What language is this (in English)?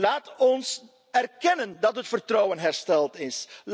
Dutch